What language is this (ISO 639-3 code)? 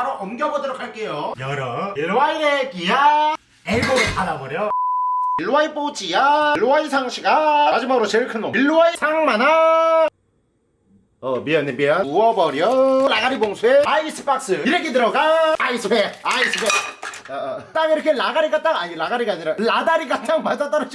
kor